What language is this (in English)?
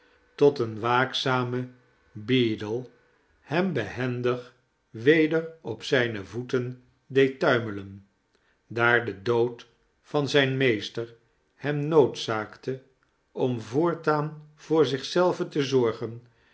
Dutch